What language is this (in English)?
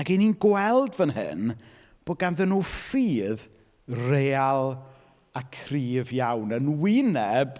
Welsh